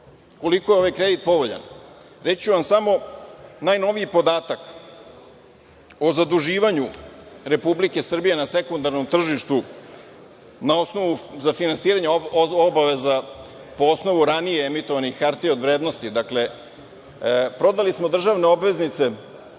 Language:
Serbian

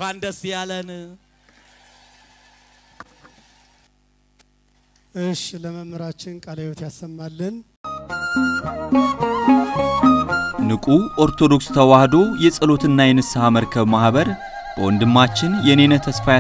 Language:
Arabic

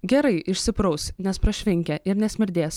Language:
Lithuanian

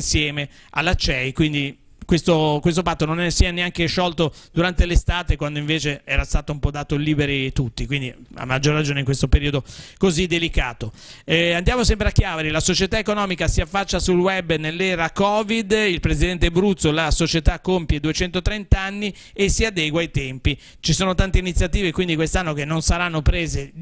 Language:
Italian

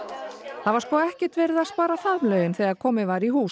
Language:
Icelandic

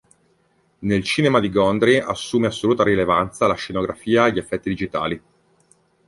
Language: Italian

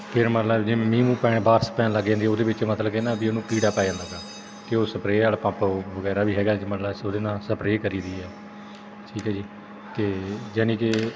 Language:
Punjabi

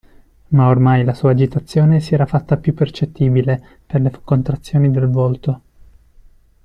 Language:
Italian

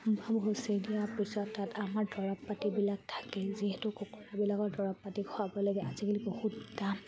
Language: Assamese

